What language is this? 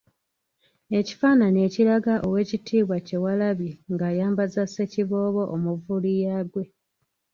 Ganda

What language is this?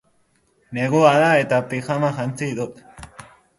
Basque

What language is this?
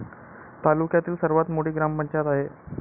Marathi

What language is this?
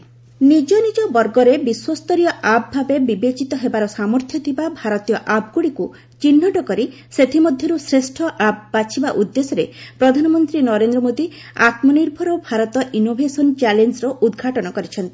Odia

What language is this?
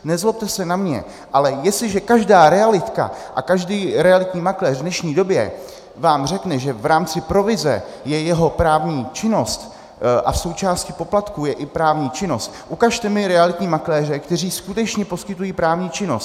Czech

